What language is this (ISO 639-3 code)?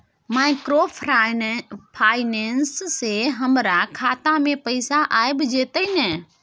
mai